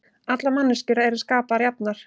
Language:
Icelandic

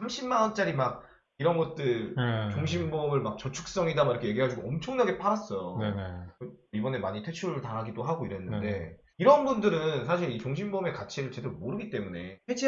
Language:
Korean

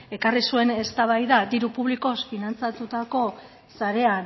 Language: Basque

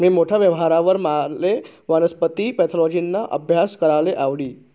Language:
Marathi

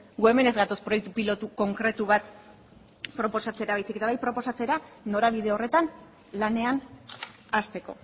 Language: Basque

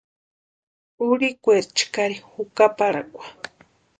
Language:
Western Highland Purepecha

